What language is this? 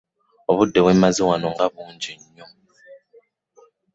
Ganda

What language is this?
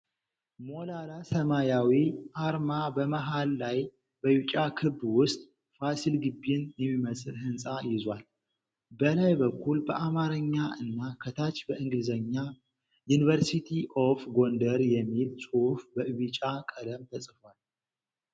Amharic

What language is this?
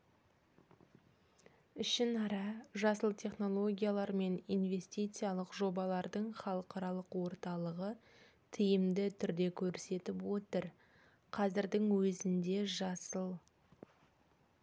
Kazakh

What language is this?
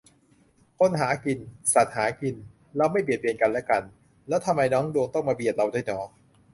Thai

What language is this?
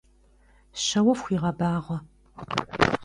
Kabardian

